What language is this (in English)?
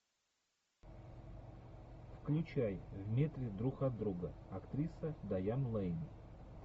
Russian